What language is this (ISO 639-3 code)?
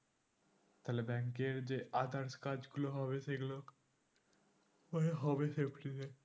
ben